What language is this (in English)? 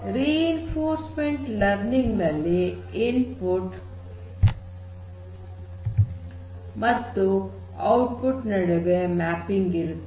Kannada